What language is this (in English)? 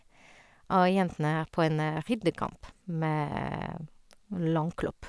Norwegian